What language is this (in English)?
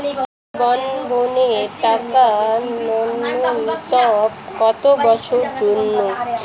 Bangla